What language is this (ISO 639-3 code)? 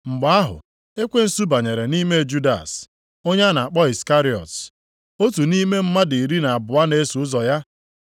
ibo